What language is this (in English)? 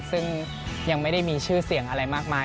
Thai